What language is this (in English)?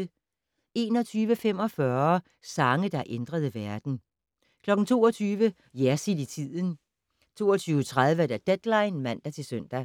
Danish